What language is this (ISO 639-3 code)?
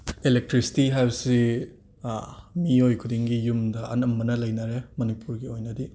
mni